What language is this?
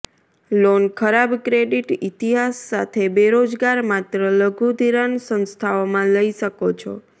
Gujarati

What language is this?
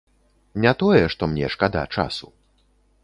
Belarusian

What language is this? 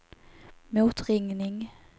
Swedish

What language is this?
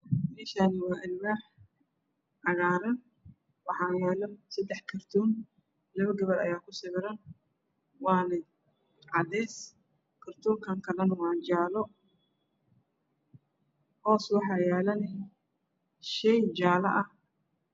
Somali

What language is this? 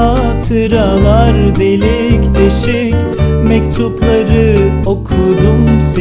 Turkish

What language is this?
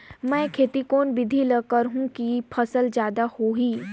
Chhattisgarhi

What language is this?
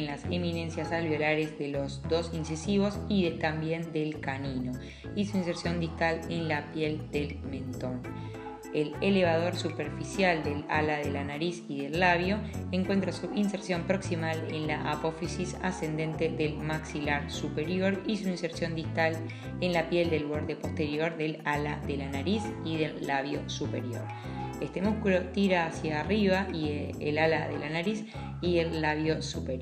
Spanish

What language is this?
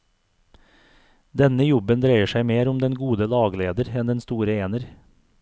Norwegian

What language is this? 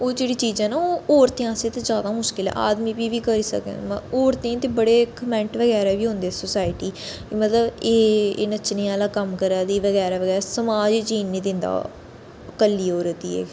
Dogri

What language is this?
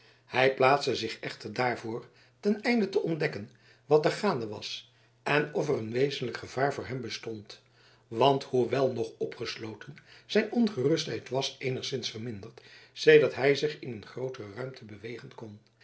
Dutch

